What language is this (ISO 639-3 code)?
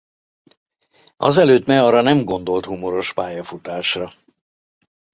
hun